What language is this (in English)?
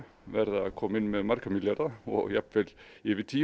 Icelandic